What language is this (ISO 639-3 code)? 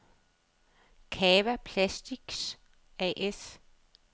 dan